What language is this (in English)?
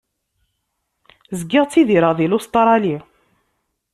Kabyle